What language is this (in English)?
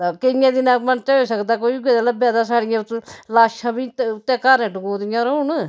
Dogri